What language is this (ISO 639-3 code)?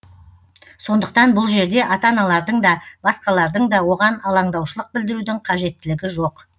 kaz